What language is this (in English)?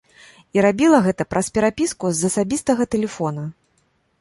Belarusian